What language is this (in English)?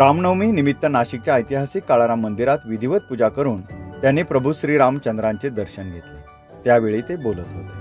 Marathi